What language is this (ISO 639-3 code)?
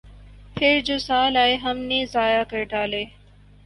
urd